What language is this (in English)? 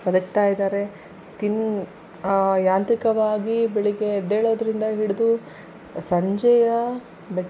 Kannada